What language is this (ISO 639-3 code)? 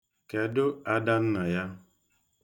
ibo